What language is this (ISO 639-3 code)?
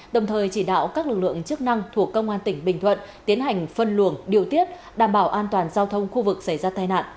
vie